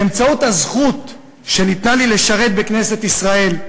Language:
Hebrew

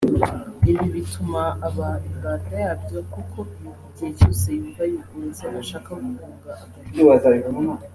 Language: Kinyarwanda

